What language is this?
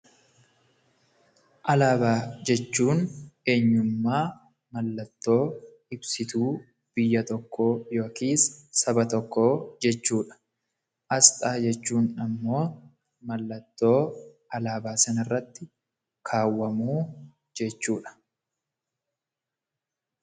Oromo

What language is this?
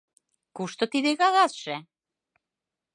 Mari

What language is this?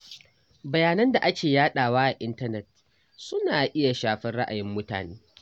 Hausa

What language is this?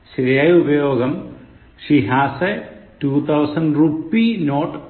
Malayalam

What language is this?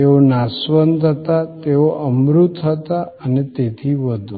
Gujarati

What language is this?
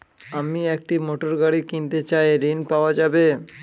Bangla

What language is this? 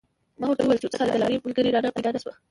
Pashto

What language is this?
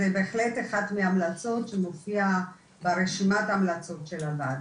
Hebrew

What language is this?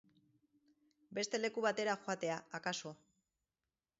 Basque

